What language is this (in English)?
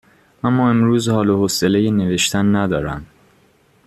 Persian